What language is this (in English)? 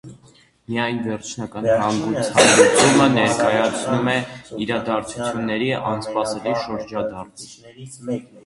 Armenian